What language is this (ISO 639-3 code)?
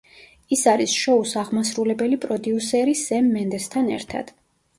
kat